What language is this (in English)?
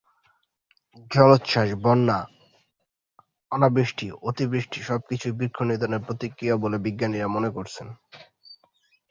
Bangla